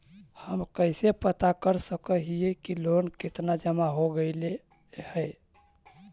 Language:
Magahi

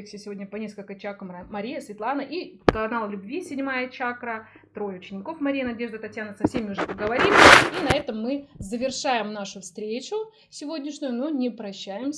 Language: Russian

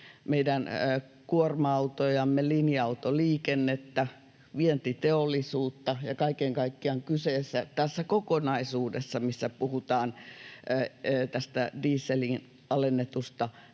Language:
Finnish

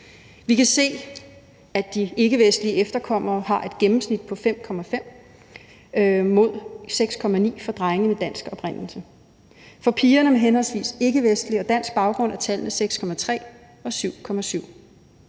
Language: Danish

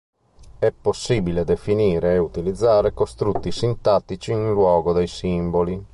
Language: Italian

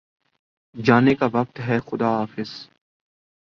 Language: Urdu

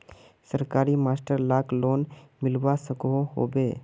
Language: Magahi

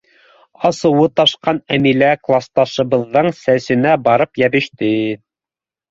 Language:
Bashkir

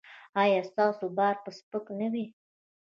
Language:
Pashto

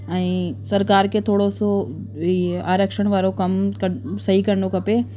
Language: Sindhi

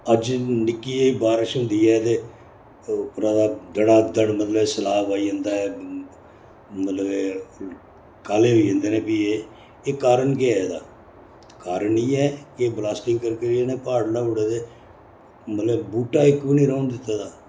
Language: Dogri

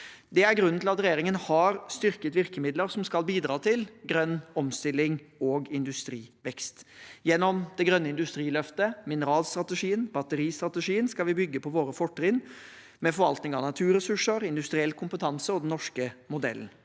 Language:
Norwegian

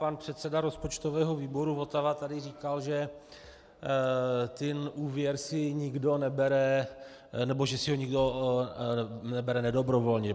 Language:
Czech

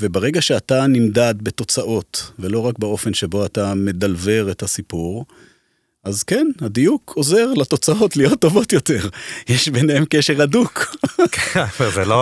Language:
Hebrew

